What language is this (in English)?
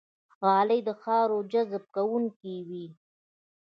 Pashto